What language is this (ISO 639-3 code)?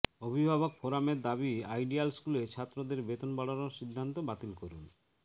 ben